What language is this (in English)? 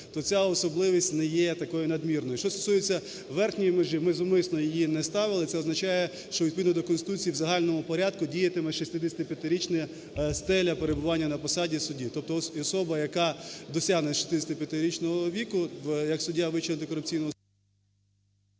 Ukrainian